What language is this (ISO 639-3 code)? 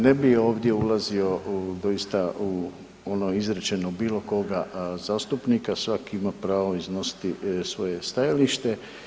hrv